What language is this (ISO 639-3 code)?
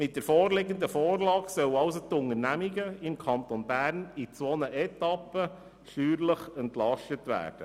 gsw